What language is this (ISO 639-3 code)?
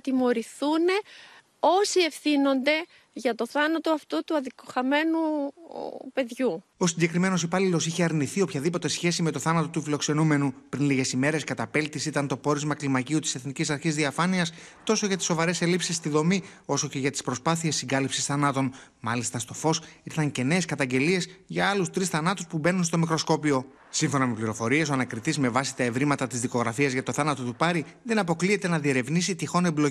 ell